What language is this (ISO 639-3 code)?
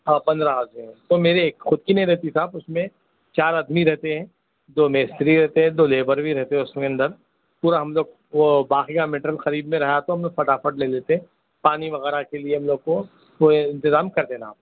urd